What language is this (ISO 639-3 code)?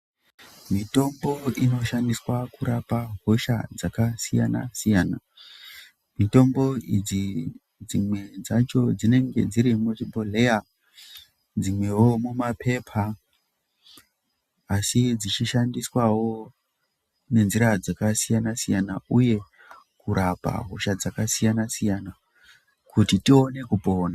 ndc